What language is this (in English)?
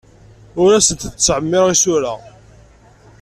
Kabyle